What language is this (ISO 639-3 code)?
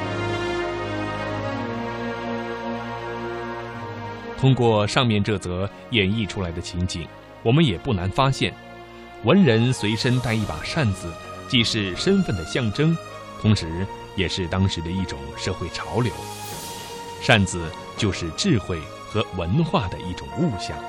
zho